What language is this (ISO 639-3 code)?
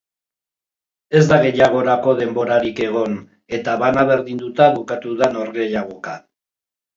eus